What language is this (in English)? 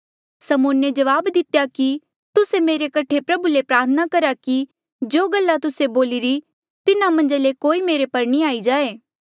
Mandeali